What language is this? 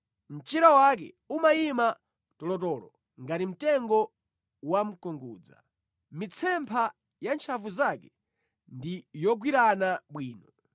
Nyanja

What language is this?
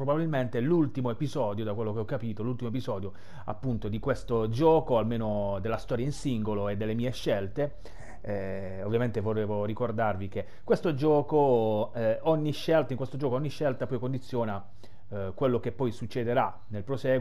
Italian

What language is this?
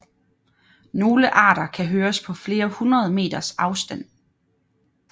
Danish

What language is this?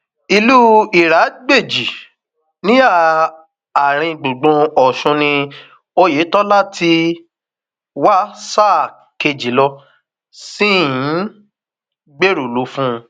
Yoruba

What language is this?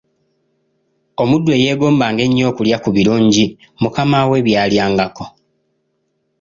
Ganda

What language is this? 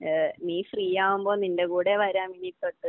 Malayalam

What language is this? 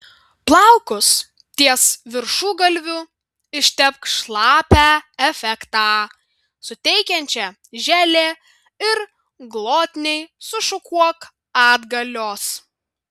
Lithuanian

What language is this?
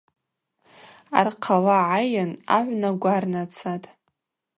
Abaza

